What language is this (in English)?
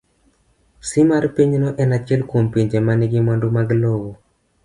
Luo (Kenya and Tanzania)